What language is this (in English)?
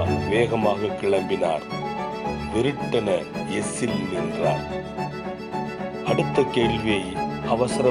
Tamil